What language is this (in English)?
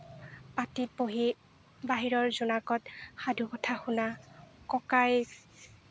Assamese